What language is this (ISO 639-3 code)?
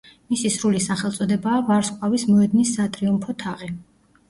kat